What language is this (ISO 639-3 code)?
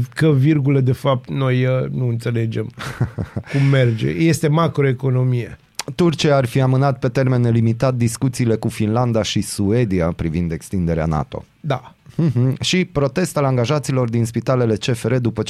ron